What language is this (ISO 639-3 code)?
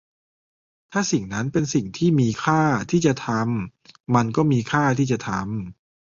tha